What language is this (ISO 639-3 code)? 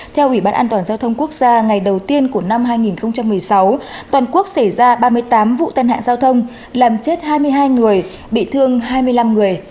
vie